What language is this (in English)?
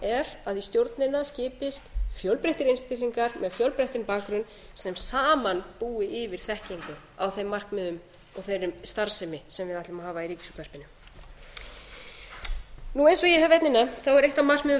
Icelandic